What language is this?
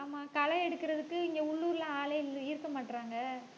Tamil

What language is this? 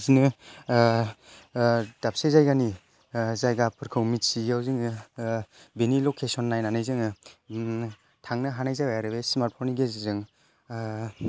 Bodo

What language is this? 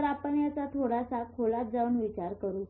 Marathi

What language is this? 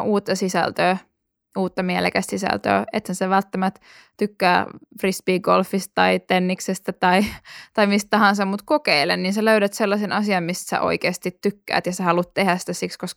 Finnish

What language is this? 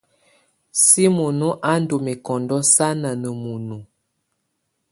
Tunen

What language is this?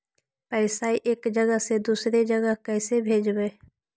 Magahi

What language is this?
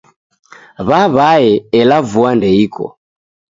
Taita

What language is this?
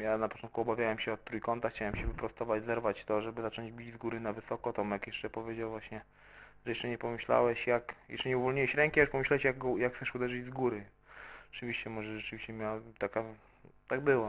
Polish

